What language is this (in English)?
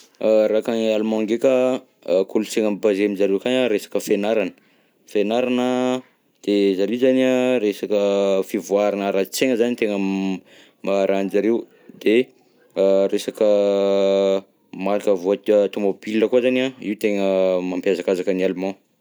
Southern Betsimisaraka Malagasy